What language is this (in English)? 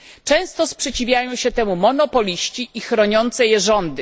Polish